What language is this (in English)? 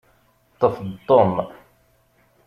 Kabyle